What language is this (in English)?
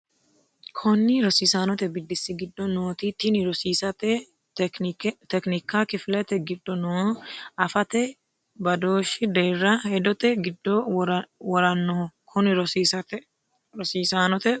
Sidamo